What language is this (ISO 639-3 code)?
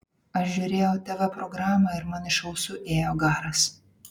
lit